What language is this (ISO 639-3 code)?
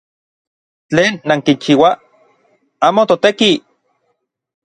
nlv